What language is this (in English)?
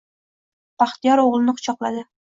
Uzbek